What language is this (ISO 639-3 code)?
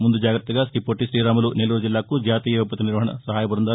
tel